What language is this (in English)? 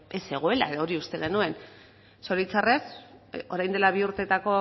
Basque